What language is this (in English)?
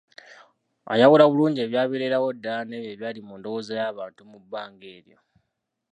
Ganda